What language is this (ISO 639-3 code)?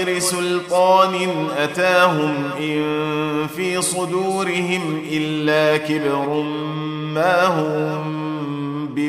ara